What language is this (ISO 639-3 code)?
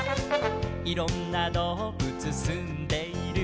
jpn